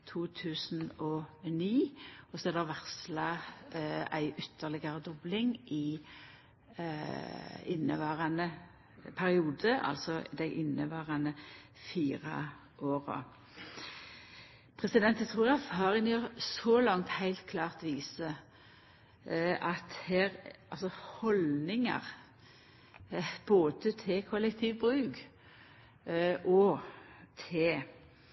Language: Norwegian Nynorsk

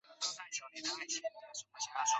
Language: Chinese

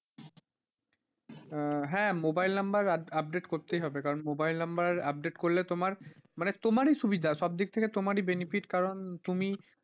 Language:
Bangla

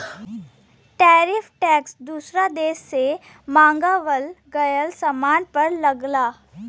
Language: Bhojpuri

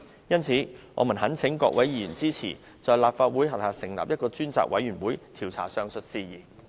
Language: Cantonese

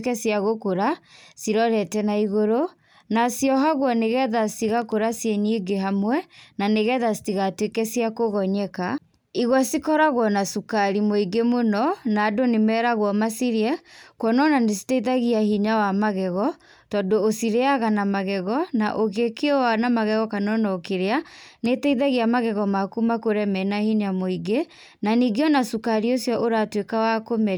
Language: Kikuyu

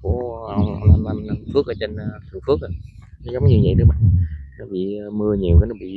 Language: Vietnamese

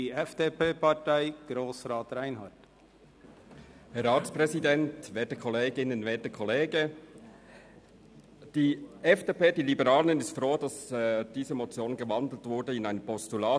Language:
Swiss German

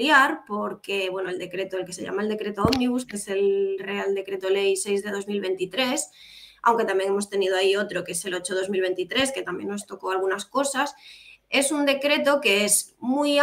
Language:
Spanish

